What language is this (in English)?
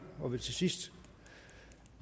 Danish